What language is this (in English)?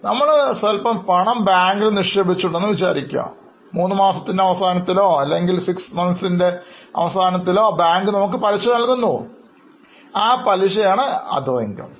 Malayalam